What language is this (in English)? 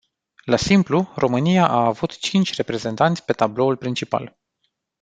Romanian